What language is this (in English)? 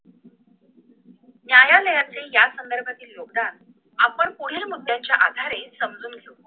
Marathi